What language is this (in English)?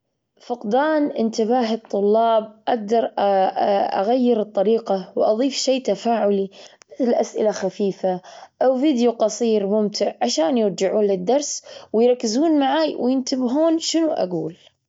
Gulf Arabic